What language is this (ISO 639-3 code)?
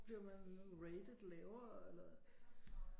dan